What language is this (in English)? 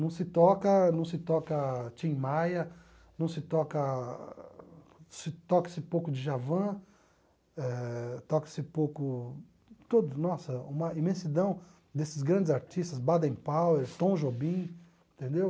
Portuguese